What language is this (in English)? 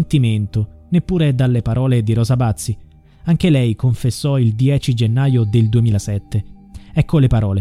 Italian